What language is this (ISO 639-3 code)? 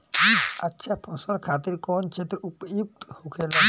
bho